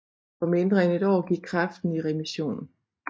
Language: Danish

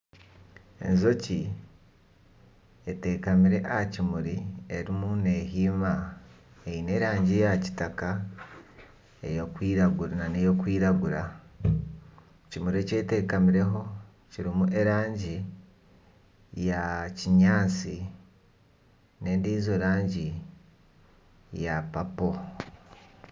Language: Nyankole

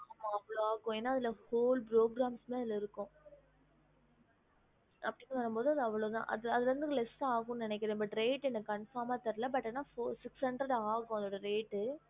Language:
Tamil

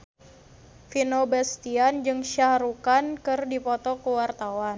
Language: Sundanese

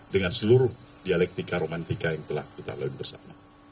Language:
Indonesian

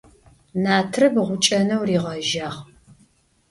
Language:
Adyghe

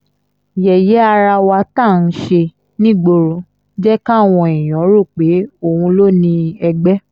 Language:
Yoruba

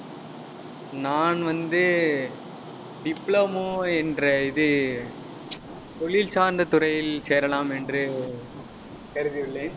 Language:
Tamil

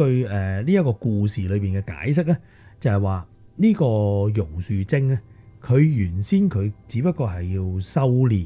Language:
Chinese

